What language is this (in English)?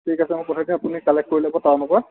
Assamese